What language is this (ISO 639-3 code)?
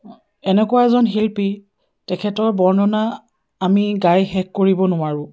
asm